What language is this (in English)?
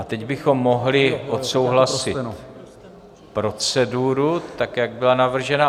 Czech